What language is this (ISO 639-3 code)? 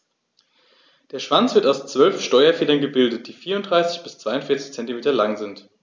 deu